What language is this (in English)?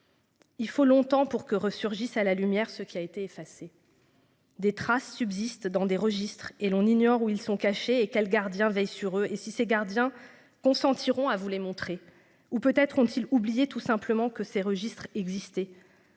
French